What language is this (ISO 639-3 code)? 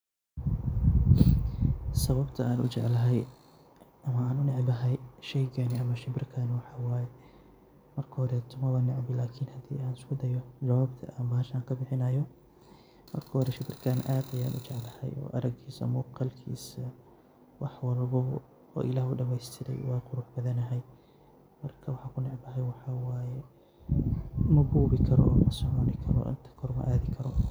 som